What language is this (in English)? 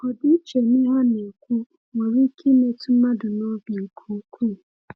Igbo